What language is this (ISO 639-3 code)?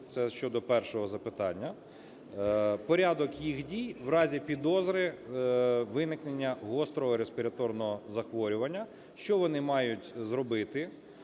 ukr